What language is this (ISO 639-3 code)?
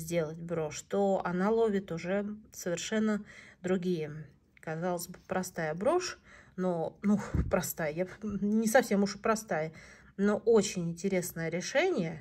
rus